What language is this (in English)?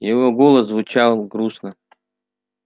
Russian